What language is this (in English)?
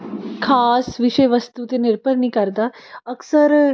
Punjabi